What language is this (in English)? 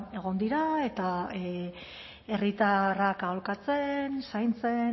Basque